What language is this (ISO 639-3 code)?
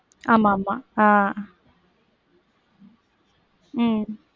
tam